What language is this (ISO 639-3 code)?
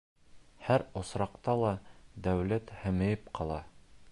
bak